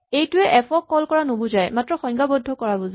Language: Assamese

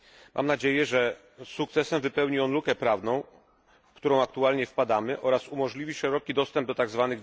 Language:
Polish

